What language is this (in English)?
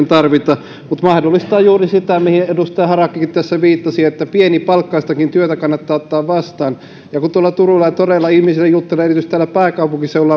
Finnish